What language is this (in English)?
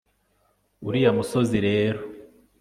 Kinyarwanda